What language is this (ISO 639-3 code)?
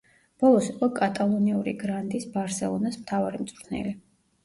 kat